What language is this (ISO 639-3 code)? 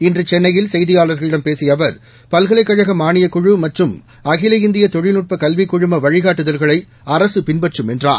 tam